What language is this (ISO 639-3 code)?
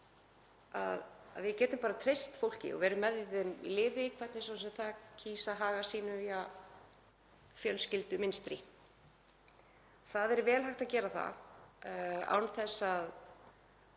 isl